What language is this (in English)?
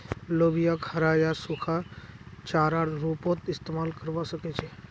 Magahi